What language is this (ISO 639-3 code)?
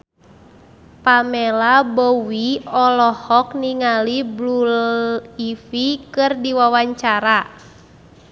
sun